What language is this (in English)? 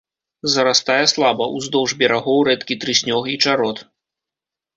Belarusian